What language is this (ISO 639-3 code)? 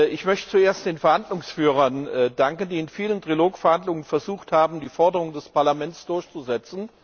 deu